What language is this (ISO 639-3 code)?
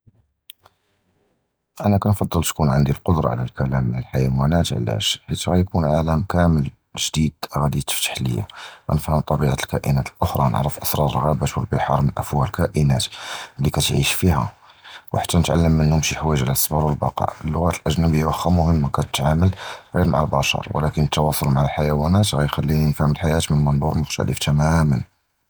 jrb